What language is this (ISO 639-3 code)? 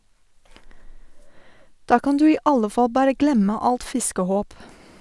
nor